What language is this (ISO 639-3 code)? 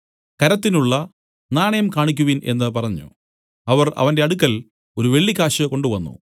mal